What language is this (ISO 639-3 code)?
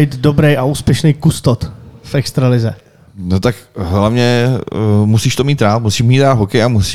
ces